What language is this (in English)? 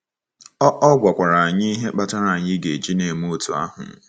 Igbo